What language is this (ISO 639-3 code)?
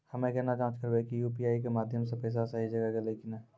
mai